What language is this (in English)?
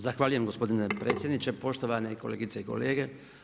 Croatian